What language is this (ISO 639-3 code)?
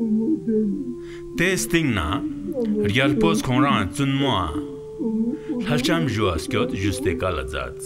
tur